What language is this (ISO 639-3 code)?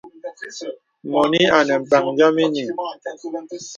beb